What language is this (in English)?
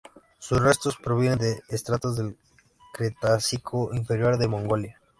Spanish